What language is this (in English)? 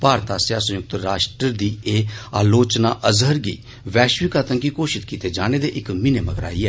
Dogri